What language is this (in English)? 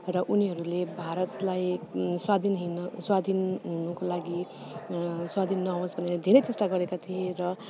Nepali